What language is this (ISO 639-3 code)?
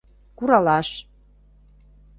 chm